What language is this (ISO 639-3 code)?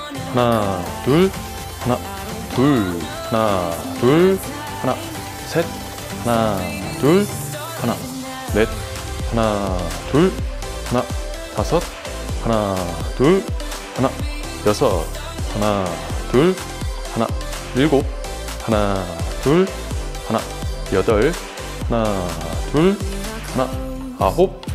kor